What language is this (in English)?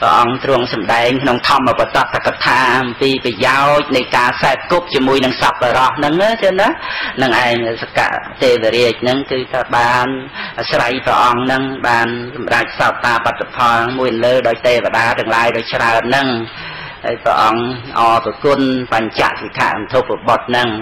Vietnamese